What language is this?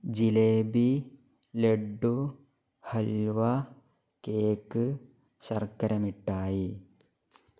Malayalam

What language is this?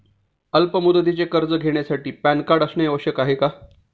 Marathi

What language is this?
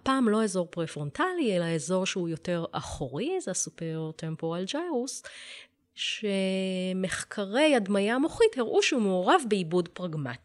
Hebrew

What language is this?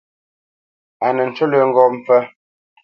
Bamenyam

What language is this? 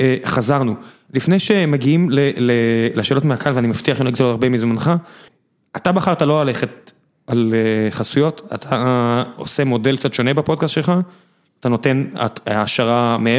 Hebrew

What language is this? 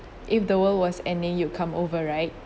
English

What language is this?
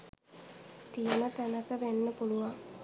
Sinhala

